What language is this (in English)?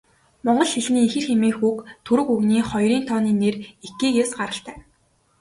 Mongolian